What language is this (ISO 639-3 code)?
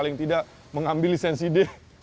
ind